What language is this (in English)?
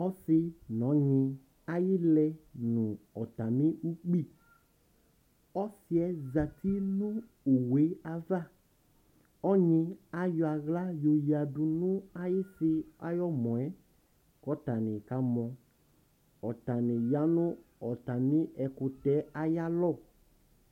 Ikposo